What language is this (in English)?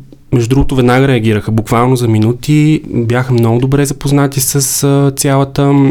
Bulgarian